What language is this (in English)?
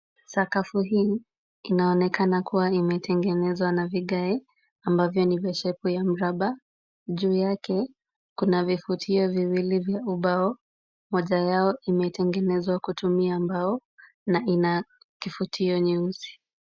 Swahili